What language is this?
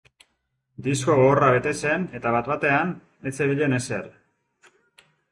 Basque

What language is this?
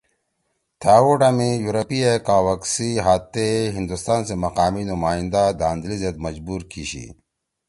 Torwali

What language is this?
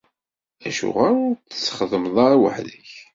Kabyle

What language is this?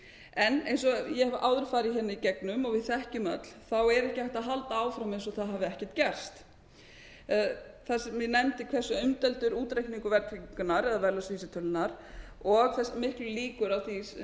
Icelandic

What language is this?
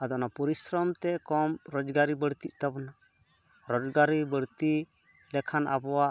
Santali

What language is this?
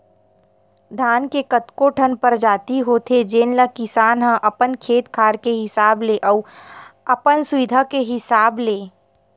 Chhattisgarhi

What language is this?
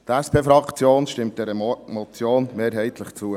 Swiss German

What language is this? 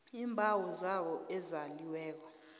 South Ndebele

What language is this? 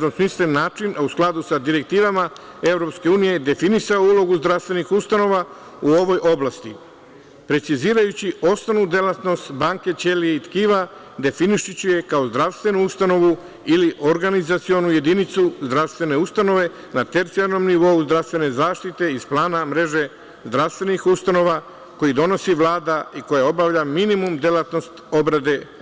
Serbian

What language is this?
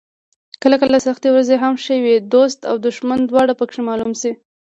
Pashto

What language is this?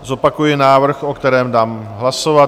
Czech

